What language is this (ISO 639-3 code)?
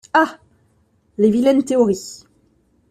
fra